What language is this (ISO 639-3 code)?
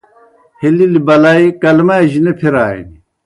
plk